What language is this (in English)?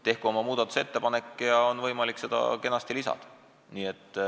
Estonian